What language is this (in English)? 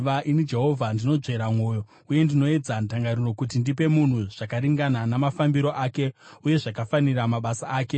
Shona